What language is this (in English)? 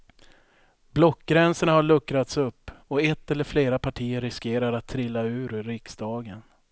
Swedish